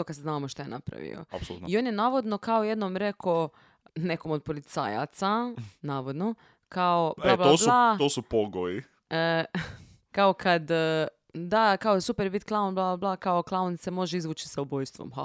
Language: Croatian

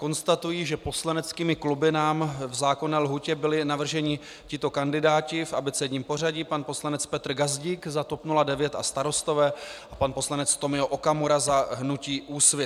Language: Czech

